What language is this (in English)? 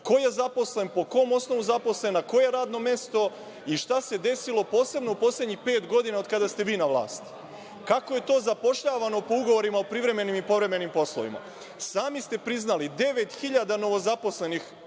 Serbian